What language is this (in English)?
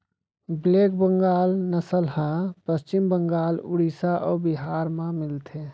Chhattisgarhi